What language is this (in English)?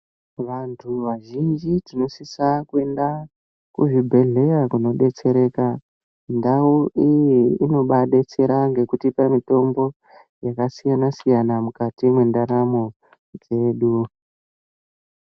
Ndau